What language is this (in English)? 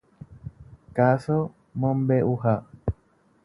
Guarani